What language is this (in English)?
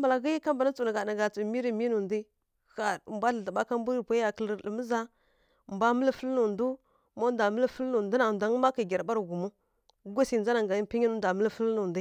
Kirya-Konzəl